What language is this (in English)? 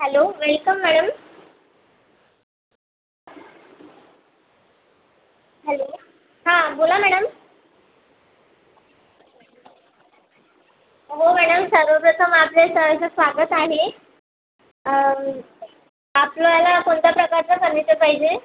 Marathi